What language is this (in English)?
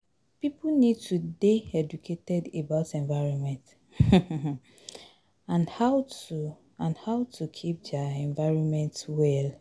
Nigerian Pidgin